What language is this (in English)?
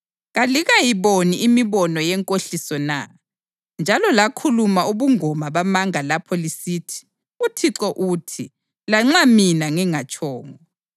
North Ndebele